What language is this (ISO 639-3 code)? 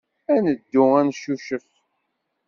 kab